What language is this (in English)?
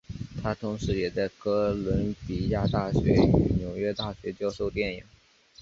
Chinese